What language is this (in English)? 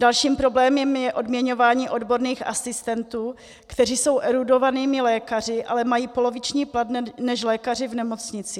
Czech